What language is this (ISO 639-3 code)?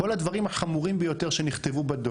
heb